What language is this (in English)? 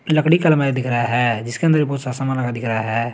Hindi